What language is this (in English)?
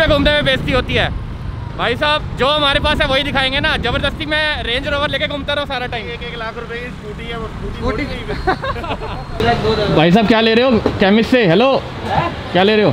Hindi